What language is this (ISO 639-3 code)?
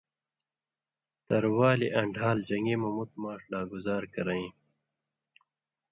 mvy